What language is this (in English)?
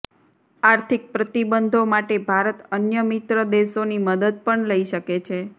Gujarati